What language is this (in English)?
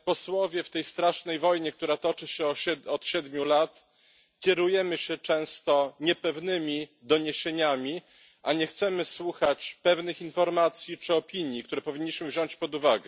Polish